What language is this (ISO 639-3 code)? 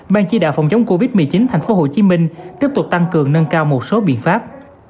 vie